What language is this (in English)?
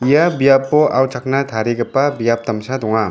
Garo